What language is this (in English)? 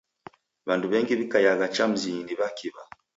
Taita